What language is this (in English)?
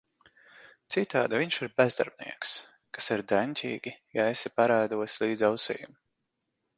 Latvian